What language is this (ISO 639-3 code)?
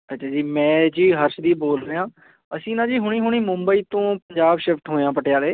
pan